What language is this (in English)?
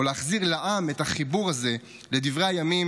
Hebrew